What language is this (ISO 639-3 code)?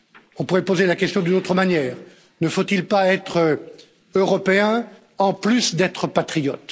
fra